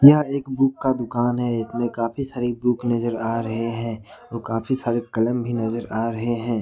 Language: Hindi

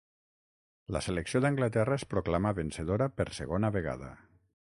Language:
Catalan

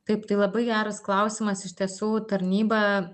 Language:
Lithuanian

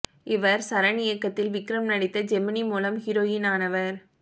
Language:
Tamil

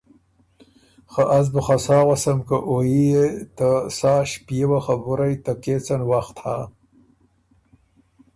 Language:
Ormuri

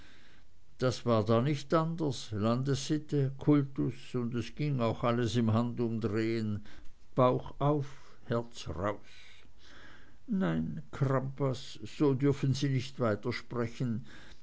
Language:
German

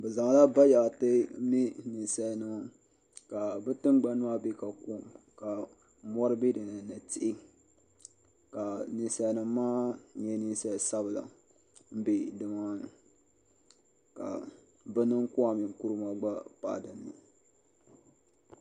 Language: Dagbani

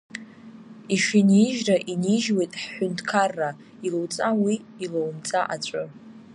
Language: Abkhazian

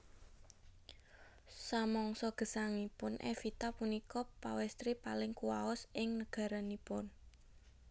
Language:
Javanese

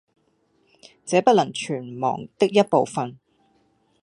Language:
Cantonese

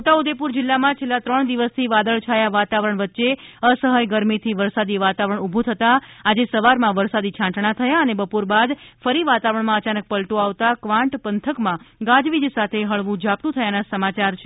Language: Gujarati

